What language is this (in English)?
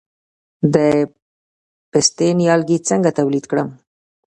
Pashto